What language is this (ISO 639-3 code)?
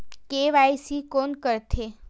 hne